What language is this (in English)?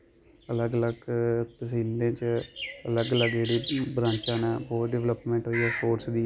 Dogri